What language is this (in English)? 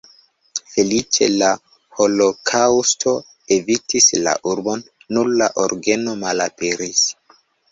Esperanto